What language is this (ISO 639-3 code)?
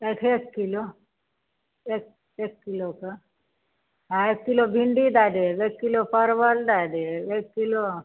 mai